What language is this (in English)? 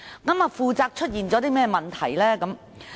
Cantonese